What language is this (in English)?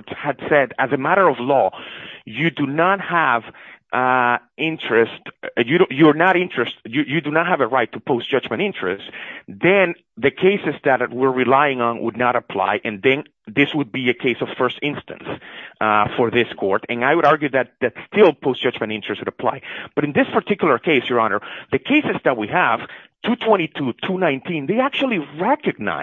English